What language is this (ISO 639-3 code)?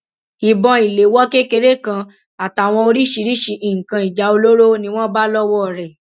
yor